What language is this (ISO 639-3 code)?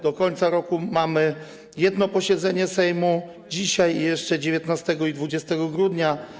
pol